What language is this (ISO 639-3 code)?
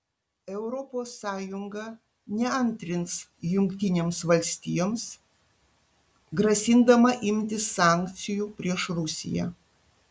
lit